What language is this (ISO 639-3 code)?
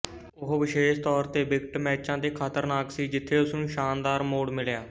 pan